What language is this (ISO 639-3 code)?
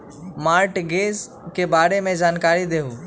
mag